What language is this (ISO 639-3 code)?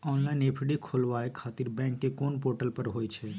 mai